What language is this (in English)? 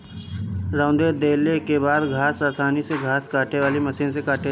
Bhojpuri